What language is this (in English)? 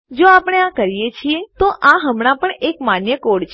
Gujarati